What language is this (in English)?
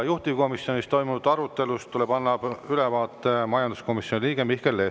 Estonian